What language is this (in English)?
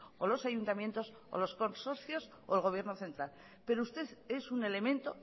Spanish